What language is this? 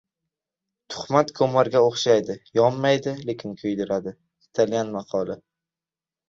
Uzbek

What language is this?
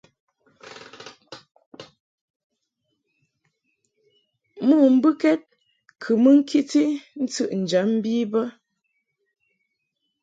Mungaka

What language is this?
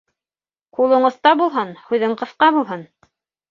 Bashkir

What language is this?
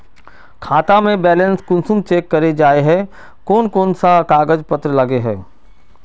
Magahi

